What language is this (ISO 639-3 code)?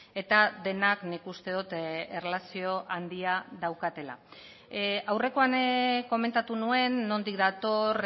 eus